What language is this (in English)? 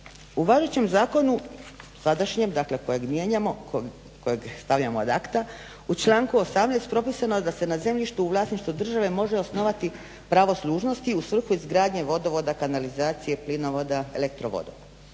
Croatian